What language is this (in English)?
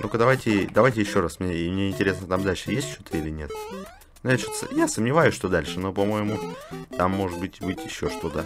Russian